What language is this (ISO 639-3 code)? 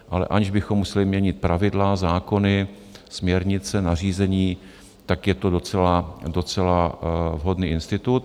ces